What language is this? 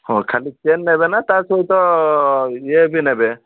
Odia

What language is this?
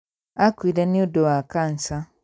Kikuyu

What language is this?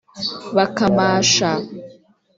Kinyarwanda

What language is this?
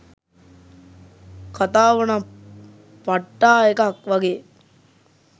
Sinhala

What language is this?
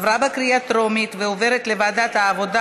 Hebrew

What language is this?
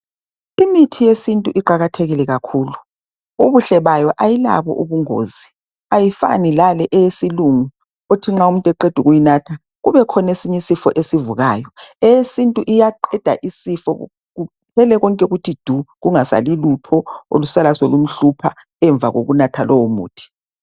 North Ndebele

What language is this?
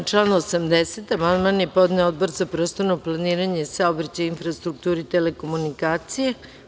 Serbian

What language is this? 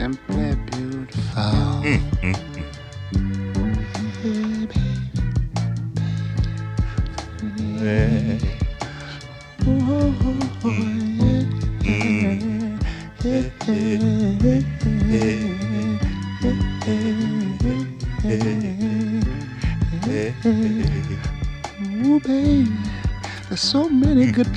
English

